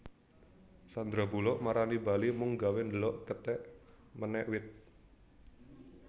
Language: Javanese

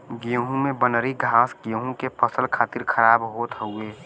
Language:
Bhojpuri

